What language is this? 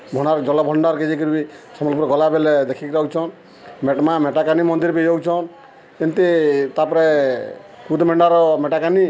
Odia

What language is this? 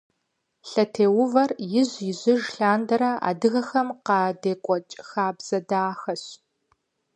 Kabardian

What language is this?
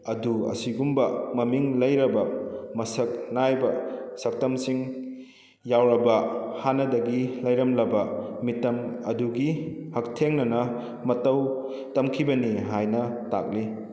Manipuri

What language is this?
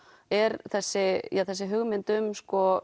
Icelandic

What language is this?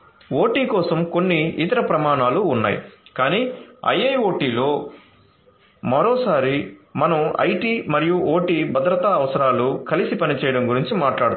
Telugu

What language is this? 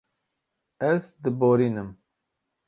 Kurdish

